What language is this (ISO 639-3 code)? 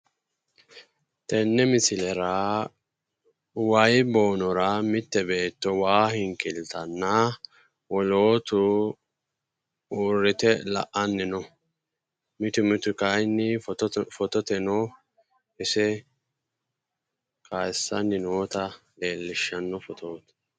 sid